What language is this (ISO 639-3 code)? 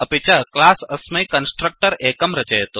san